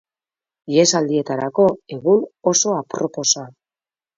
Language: Basque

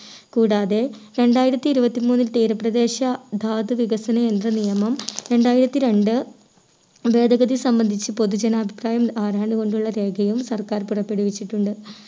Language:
Malayalam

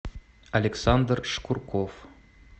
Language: Russian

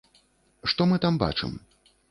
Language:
Belarusian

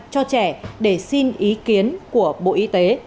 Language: Vietnamese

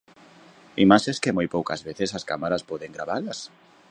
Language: Galician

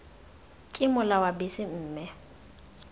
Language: Tswana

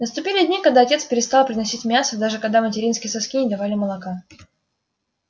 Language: Russian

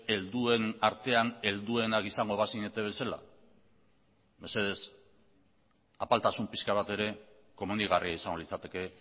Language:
Basque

